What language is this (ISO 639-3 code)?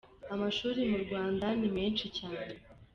kin